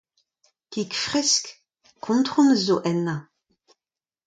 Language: Breton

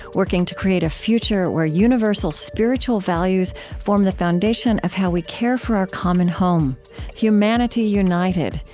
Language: English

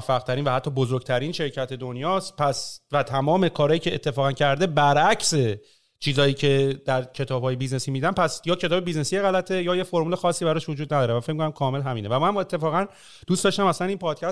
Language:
Persian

